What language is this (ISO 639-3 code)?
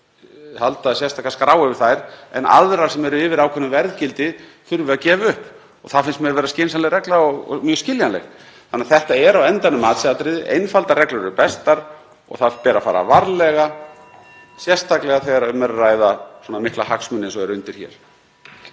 isl